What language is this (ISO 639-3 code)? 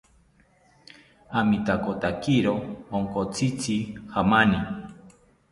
cpy